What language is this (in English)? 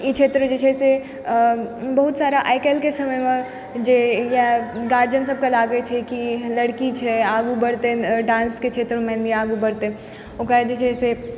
Maithili